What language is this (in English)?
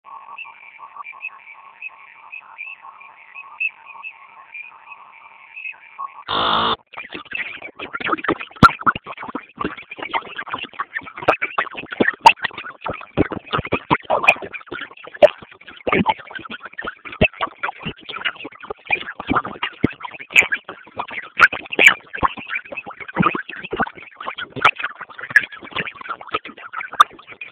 Swahili